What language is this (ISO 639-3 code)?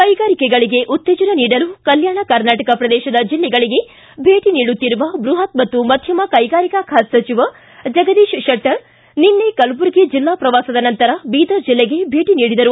kan